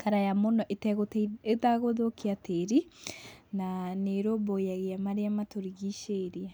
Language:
Kikuyu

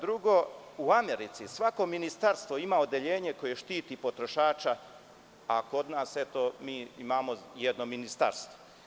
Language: Serbian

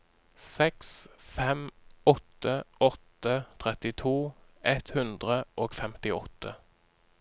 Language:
Norwegian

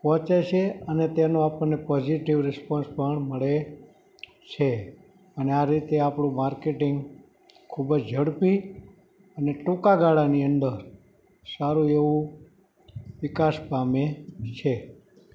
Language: Gujarati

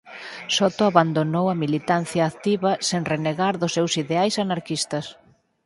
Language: Galician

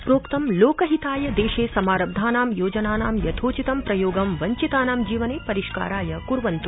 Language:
Sanskrit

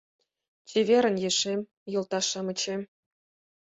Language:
Mari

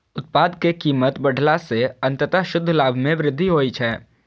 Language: Maithili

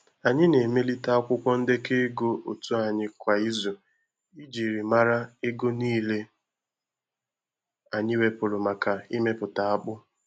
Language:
Igbo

